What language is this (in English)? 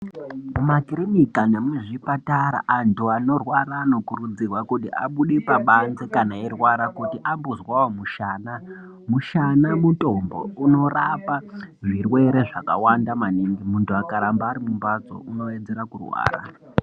Ndau